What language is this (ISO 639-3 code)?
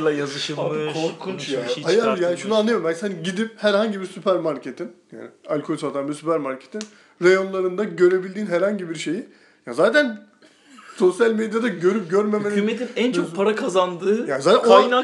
tur